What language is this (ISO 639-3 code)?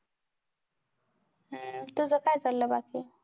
mar